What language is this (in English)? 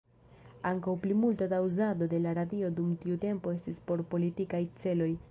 Esperanto